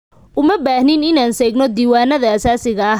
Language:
Somali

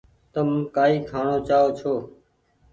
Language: Goaria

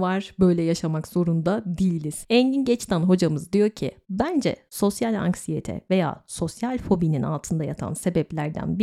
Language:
Turkish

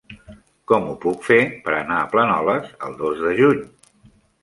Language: Catalan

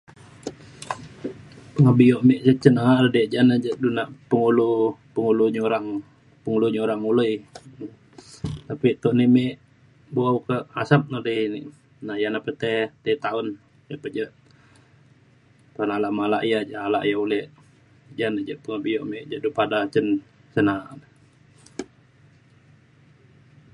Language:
Mainstream Kenyah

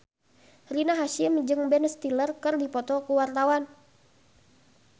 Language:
Sundanese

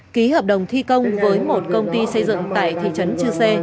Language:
Vietnamese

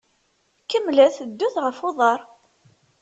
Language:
Kabyle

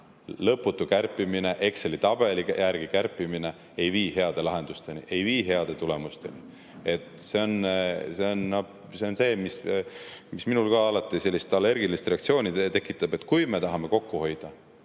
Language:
Estonian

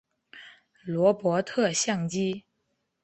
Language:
Chinese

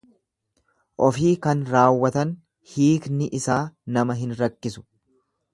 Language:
Oromo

